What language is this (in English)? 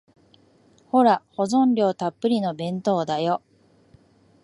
Japanese